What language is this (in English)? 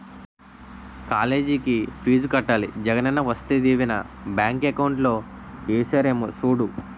Telugu